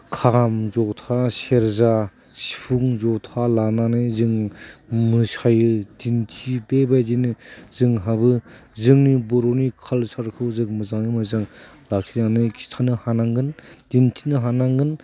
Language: Bodo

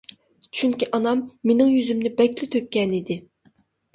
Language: Uyghur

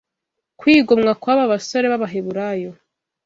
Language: Kinyarwanda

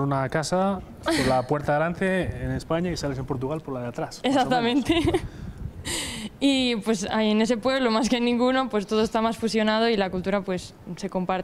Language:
Spanish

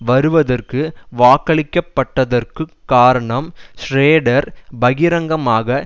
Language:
Tamil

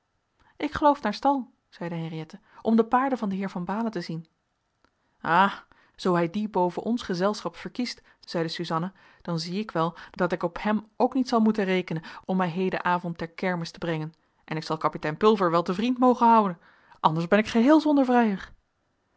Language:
Dutch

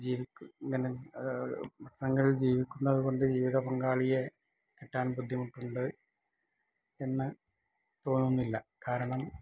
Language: Malayalam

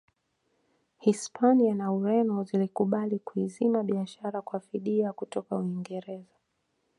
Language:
Swahili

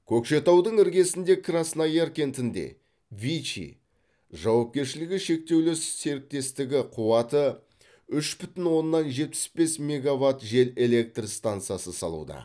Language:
Kazakh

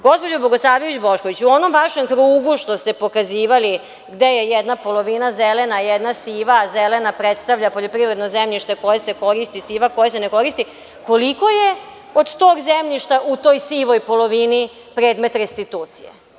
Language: Serbian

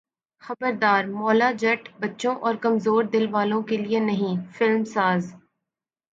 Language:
Urdu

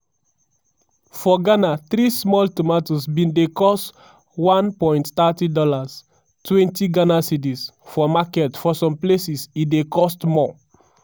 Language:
Nigerian Pidgin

